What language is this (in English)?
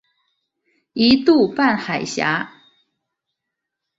Chinese